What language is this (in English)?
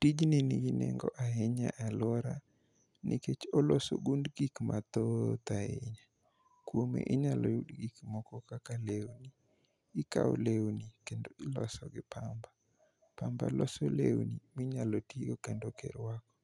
Luo (Kenya and Tanzania)